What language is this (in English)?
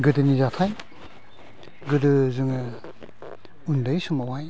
Bodo